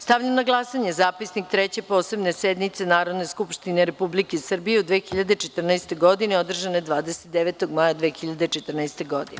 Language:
Serbian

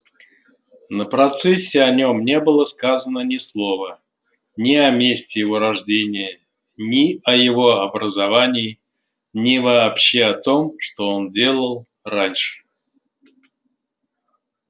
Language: Russian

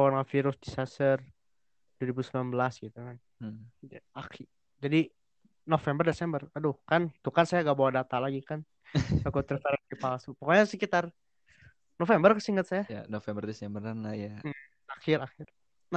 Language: Indonesian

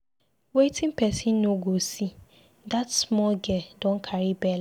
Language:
Nigerian Pidgin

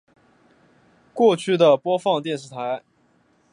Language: Chinese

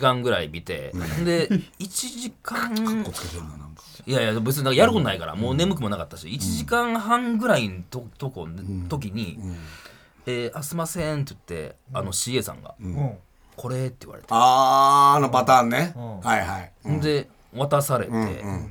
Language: Japanese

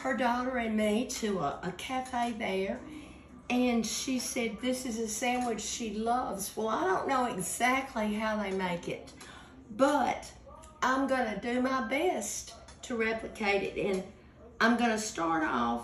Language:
English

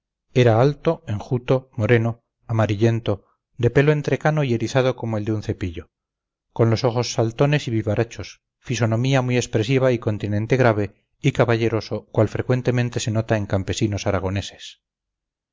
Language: Spanish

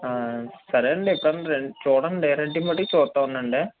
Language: Telugu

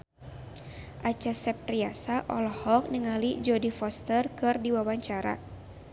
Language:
Sundanese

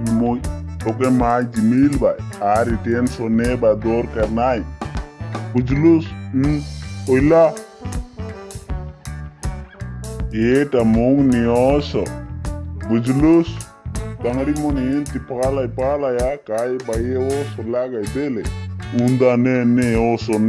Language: Russian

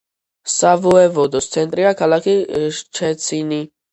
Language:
Georgian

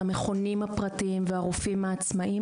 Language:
Hebrew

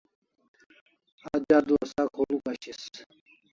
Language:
Kalasha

